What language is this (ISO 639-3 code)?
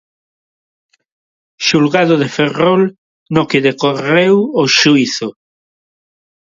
glg